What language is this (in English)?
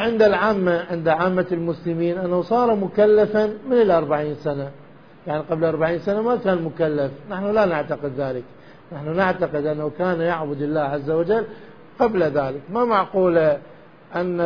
Arabic